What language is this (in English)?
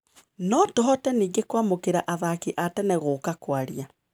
Kikuyu